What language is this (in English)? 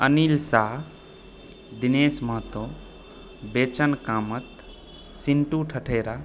Maithili